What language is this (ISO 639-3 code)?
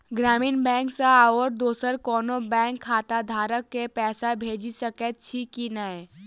mai